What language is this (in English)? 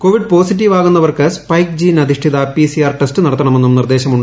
Malayalam